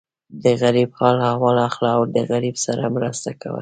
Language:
Pashto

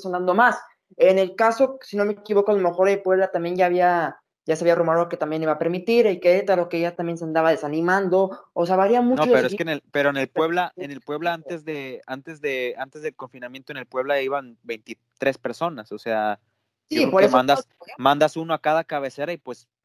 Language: Spanish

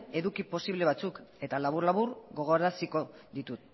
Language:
Basque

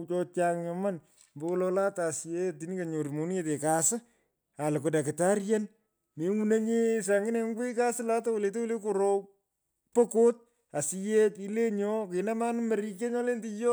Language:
Pökoot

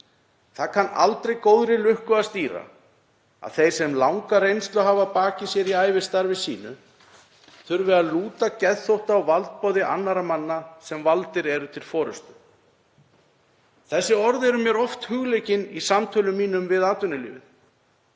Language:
Icelandic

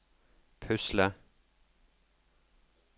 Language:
Norwegian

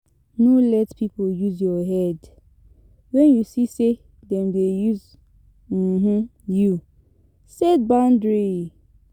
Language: Nigerian Pidgin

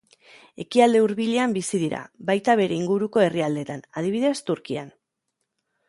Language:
Basque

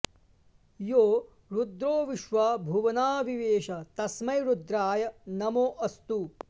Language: Sanskrit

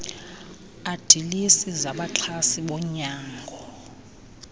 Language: Xhosa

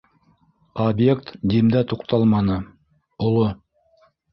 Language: Bashkir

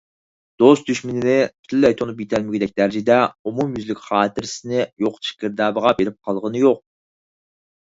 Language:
Uyghur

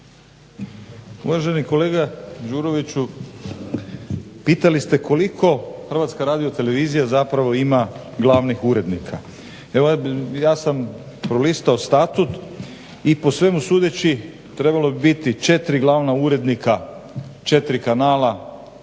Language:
Croatian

